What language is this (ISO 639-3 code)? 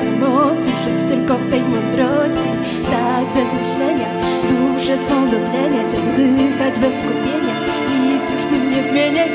pol